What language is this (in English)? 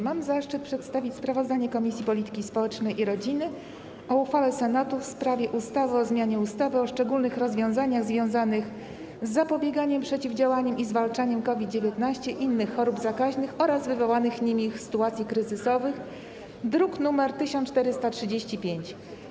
Polish